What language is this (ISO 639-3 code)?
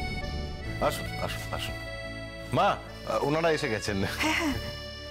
hin